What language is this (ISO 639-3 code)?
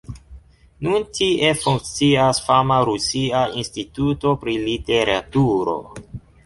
epo